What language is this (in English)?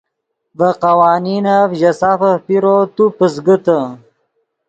Yidgha